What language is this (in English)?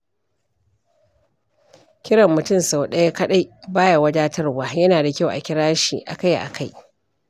Hausa